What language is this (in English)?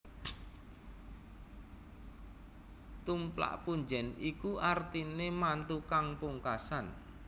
Javanese